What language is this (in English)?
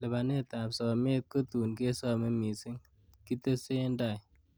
Kalenjin